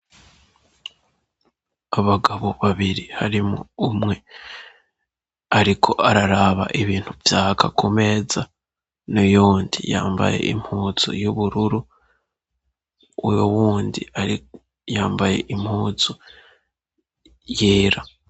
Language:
Rundi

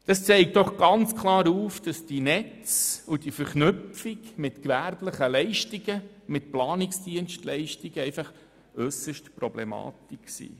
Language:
Swiss German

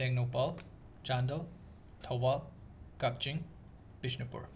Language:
Manipuri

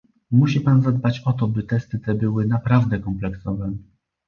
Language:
Polish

